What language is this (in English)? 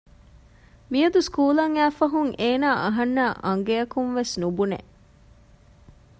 Divehi